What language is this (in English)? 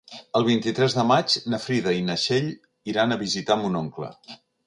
Catalan